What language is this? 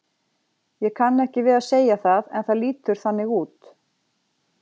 Icelandic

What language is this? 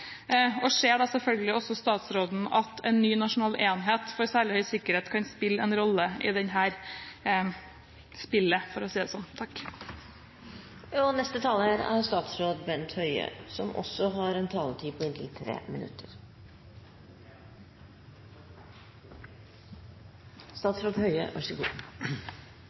Norwegian Bokmål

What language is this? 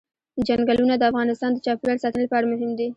Pashto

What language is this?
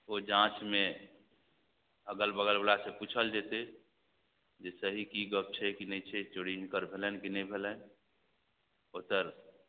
Maithili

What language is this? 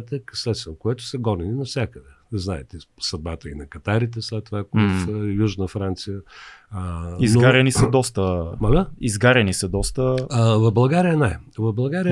Bulgarian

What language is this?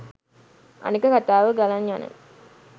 Sinhala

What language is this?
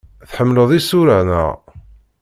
Kabyle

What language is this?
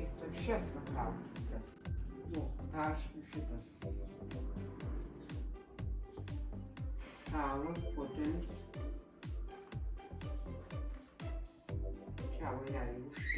Italian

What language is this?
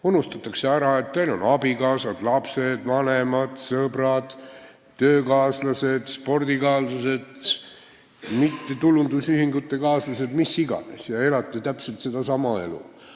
Estonian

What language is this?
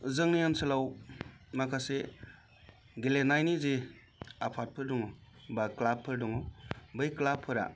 Bodo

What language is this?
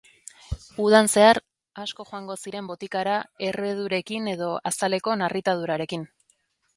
Basque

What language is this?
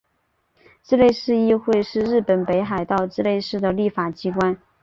Chinese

